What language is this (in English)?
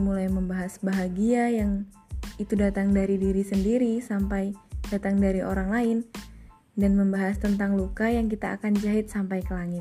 Indonesian